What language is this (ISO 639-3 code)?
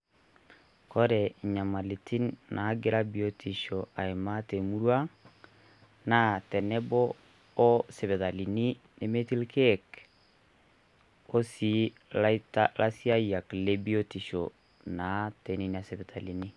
mas